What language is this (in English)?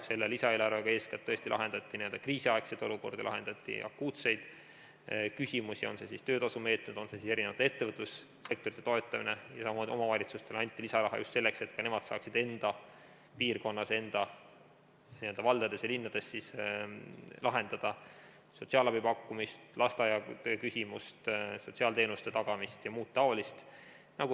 Estonian